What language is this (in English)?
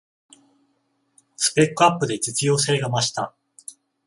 Japanese